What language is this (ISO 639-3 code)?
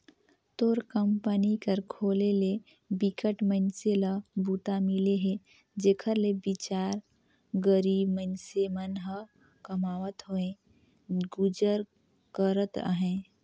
hne